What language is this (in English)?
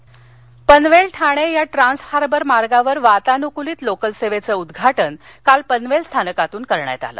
Marathi